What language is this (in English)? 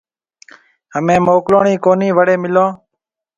Marwari (Pakistan)